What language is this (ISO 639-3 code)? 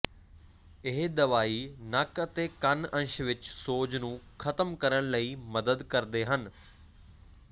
pan